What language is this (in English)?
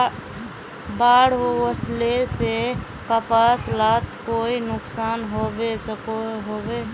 Magahi